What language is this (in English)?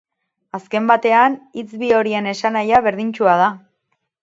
Basque